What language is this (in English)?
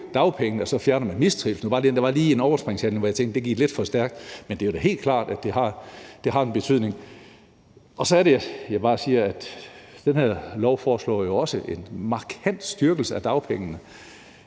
Danish